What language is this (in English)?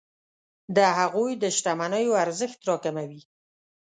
Pashto